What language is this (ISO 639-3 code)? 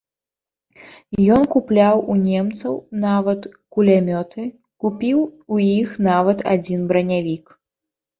bel